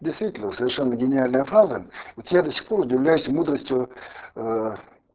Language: Russian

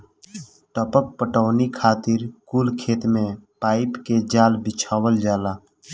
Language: Bhojpuri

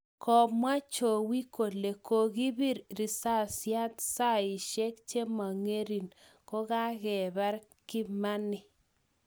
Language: Kalenjin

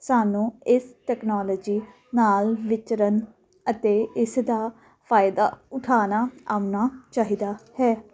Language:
Punjabi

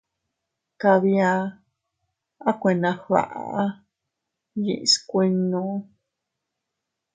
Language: Teutila Cuicatec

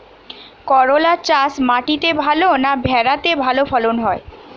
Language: Bangla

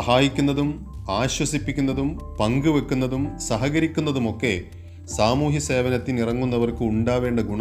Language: Malayalam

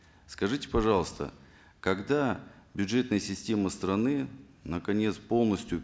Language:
Kazakh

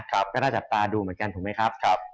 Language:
Thai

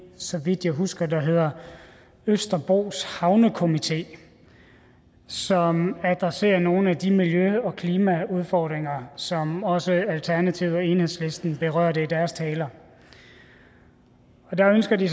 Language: Danish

